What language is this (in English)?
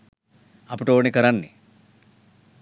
Sinhala